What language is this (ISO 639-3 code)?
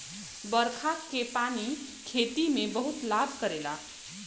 bho